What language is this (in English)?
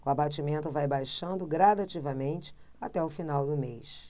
Portuguese